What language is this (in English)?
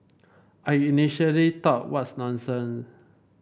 English